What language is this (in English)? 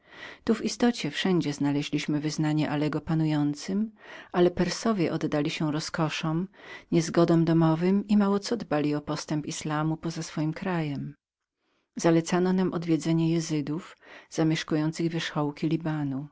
Polish